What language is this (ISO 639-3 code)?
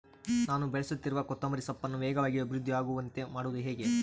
kan